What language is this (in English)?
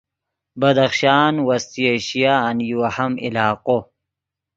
Yidgha